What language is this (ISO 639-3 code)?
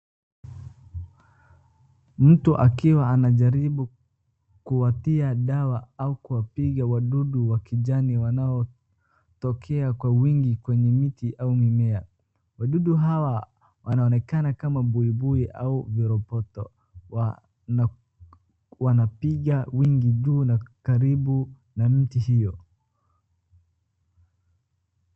swa